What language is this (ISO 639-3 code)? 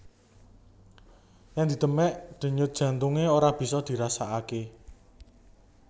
jav